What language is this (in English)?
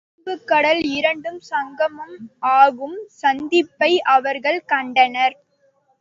Tamil